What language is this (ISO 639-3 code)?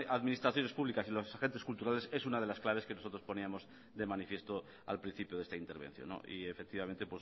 spa